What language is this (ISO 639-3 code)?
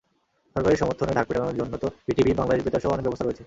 ben